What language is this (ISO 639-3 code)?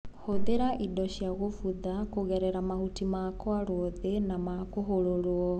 kik